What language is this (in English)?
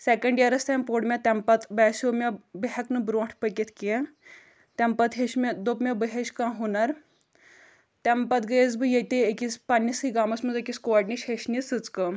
Kashmiri